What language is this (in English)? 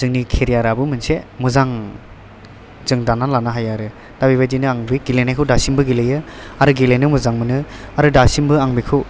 Bodo